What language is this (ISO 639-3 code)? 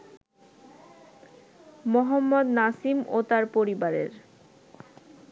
ben